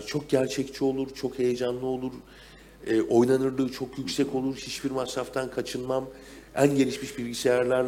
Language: Turkish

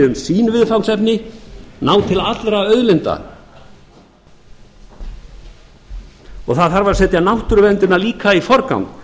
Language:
Icelandic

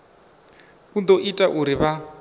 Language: Venda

